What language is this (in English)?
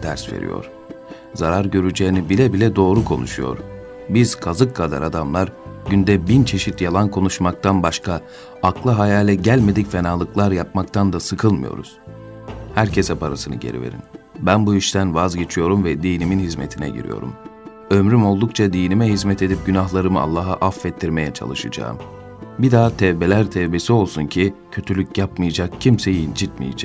Turkish